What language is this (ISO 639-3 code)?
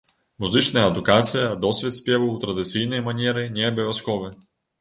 bel